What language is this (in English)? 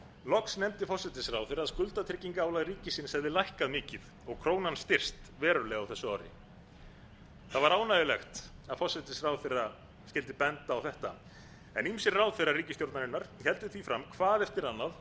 Icelandic